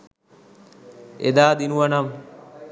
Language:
Sinhala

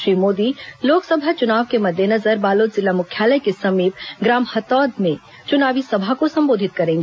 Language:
Hindi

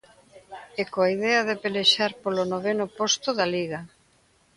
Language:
Galician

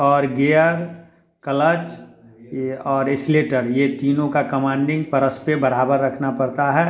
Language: Hindi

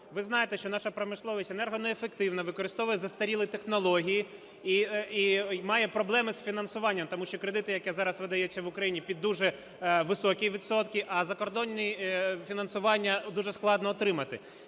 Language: Ukrainian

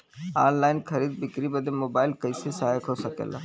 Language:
Bhojpuri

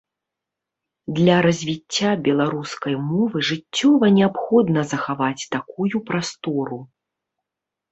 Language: Belarusian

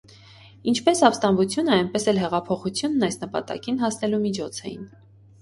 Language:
Armenian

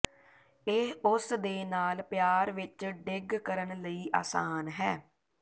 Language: Punjabi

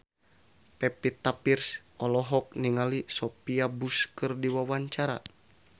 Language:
Sundanese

